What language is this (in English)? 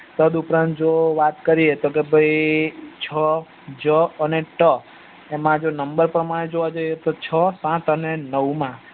Gujarati